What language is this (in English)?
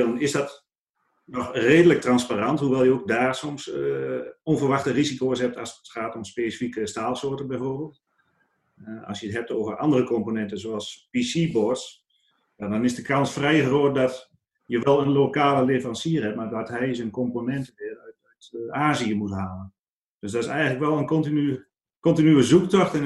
Dutch